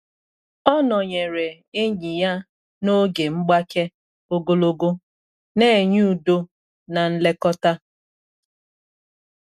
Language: Igbo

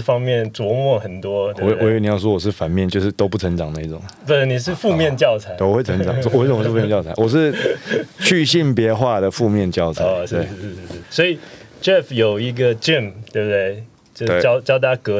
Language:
Chinese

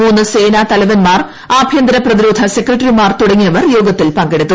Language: Malayalam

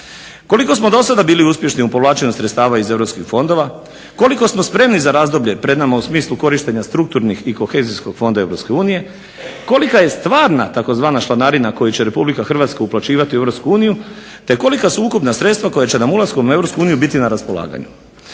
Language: Croatian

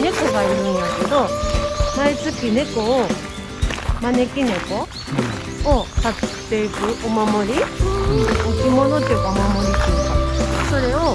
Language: Japanese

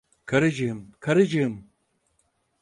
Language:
Turkish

